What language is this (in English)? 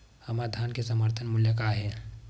Chhattisgarhi